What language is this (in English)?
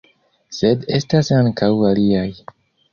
Esperanto